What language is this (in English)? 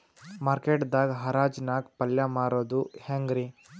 Kannada